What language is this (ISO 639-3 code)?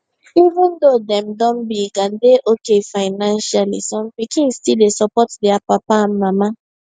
pcm